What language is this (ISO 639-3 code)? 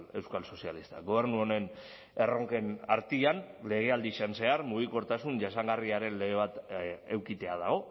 eus